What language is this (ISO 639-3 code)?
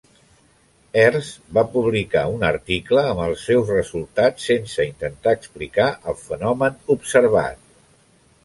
cat